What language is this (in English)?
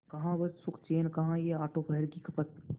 Hindi